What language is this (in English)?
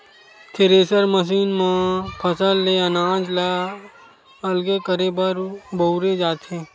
Chhattisgarhi